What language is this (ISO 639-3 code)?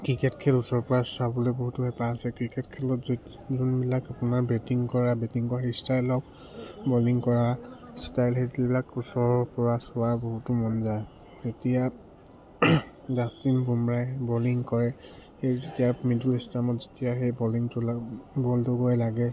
asm